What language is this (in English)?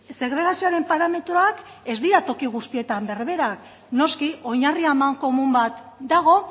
Basque